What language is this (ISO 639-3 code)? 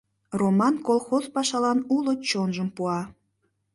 chm